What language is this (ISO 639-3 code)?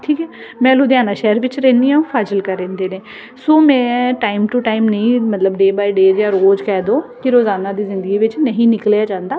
pan